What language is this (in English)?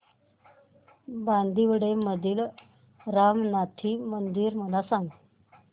Marathi